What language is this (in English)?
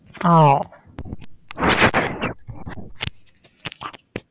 Malayalam